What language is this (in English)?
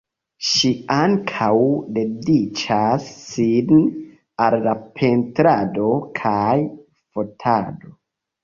Esperanto